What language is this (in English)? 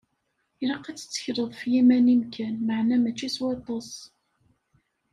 Kabyle